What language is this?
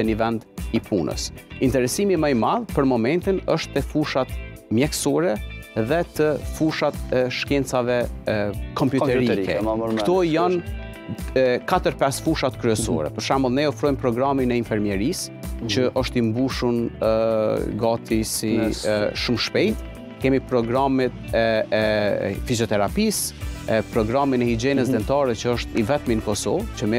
Romanian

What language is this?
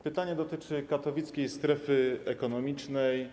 Polish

